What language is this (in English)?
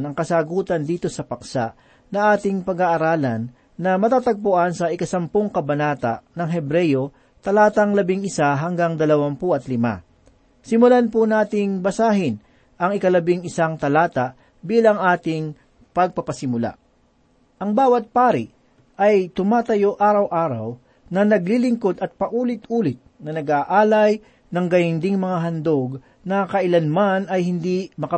Filipino